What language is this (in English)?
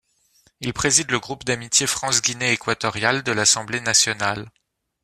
French